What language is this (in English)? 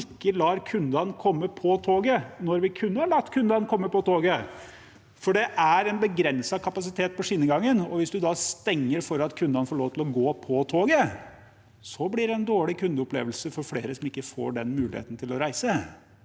Norwegian